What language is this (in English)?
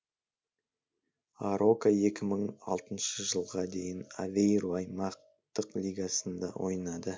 Kazakh